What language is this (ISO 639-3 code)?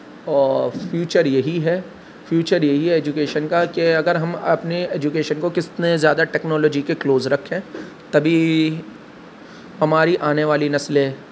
urd